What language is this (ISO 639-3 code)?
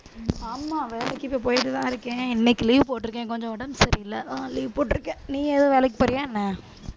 tam